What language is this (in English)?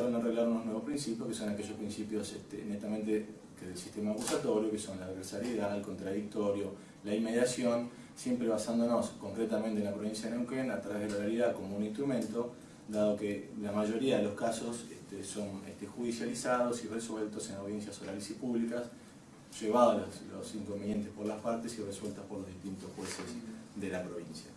Spanish